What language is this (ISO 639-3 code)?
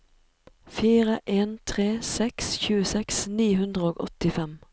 nor